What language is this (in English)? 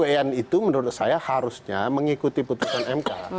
Indonesian